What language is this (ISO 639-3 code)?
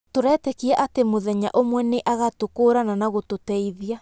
kik